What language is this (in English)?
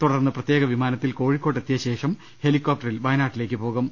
Malayalam